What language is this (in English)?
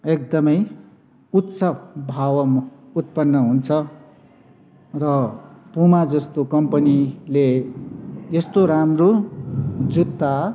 Nepali